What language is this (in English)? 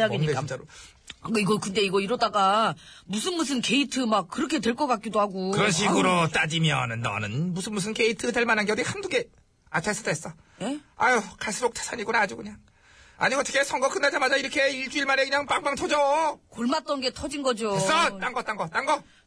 Korean